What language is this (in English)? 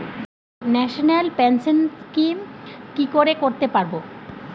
Bangla